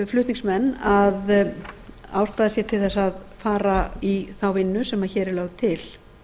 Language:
Icelandic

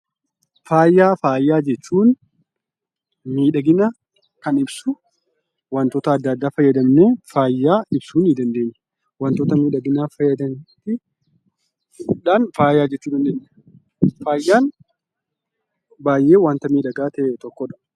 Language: Oromo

